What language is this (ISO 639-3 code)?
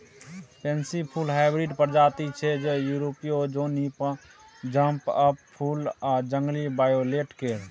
mai